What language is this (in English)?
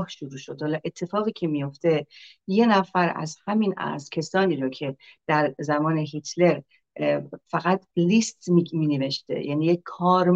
Persian